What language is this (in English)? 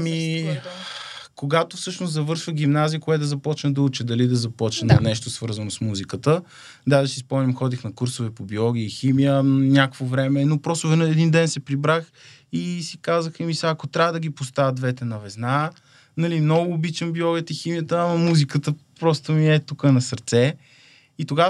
Bulgarian